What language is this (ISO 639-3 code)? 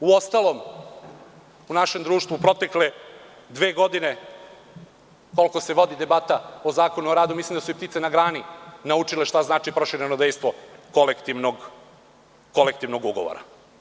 srp